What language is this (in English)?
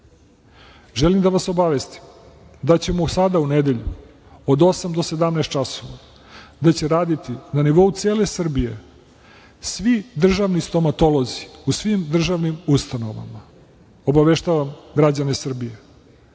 Serbian